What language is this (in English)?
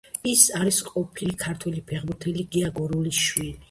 Georgian